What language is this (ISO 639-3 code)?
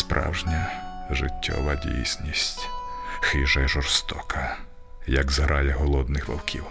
ukr